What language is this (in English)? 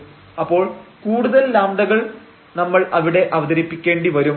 Malayalam